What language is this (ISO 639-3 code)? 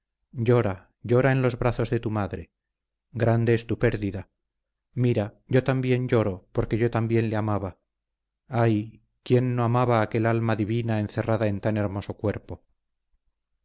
spa